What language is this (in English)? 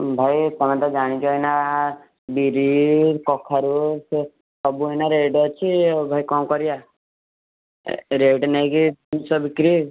Odia